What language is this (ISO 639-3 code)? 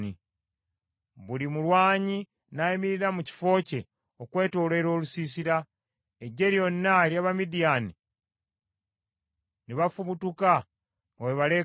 lug